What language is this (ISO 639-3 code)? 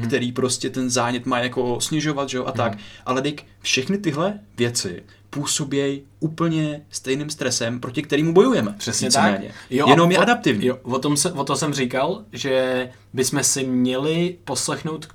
ces